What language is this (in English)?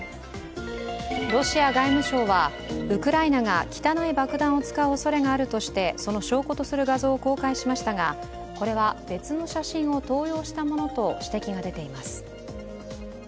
Japanese